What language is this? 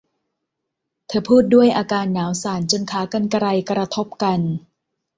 Thai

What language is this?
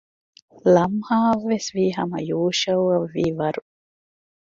Divehi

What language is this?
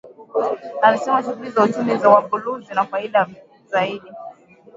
Swahili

